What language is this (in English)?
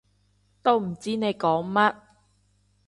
Cantonese